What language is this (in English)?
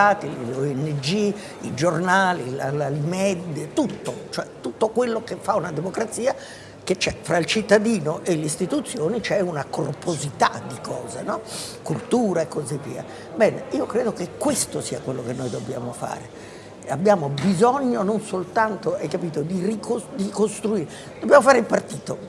Italian